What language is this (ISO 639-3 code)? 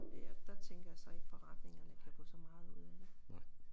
dan